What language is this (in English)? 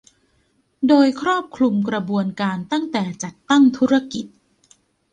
Thai